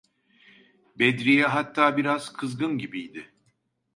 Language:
Turkish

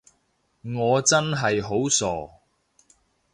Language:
Cantonese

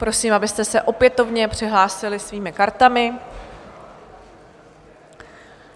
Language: Czech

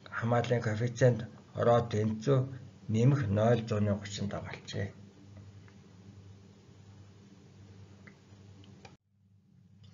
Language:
Turkish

